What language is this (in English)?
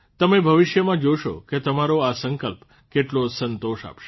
Gujarati